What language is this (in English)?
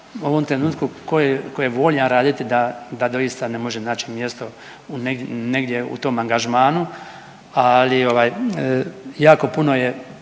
Croatian